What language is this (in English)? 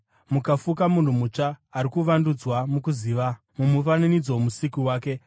Shona